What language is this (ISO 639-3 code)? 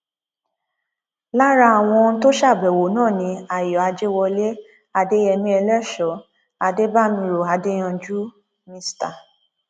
yor